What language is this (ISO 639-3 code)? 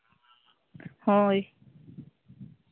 sat